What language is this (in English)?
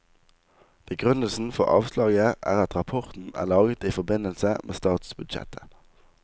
Norwegian